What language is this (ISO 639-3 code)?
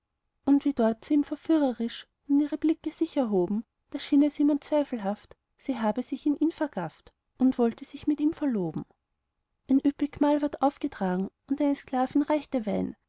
deu